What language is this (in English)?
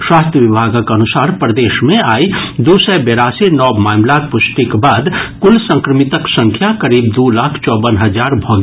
Maithili